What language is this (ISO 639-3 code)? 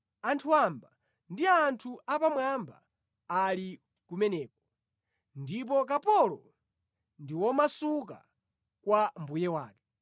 nya